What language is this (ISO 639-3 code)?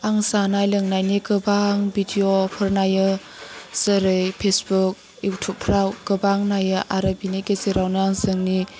brx